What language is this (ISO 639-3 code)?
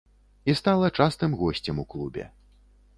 bel